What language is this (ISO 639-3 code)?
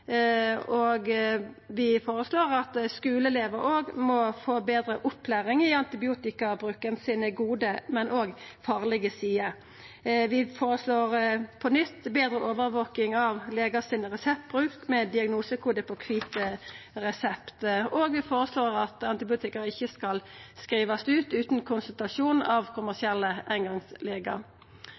nno